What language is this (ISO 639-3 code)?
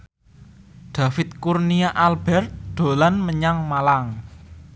jav